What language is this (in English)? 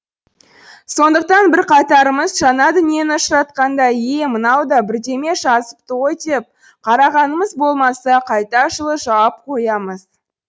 Kazakh